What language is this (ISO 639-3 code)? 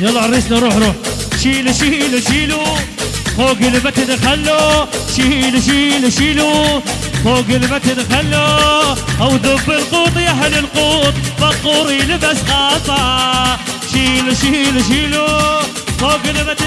ara